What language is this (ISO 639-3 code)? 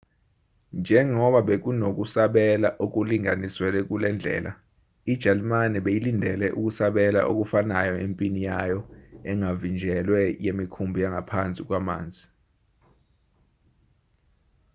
zul